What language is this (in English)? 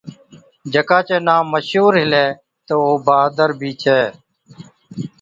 Od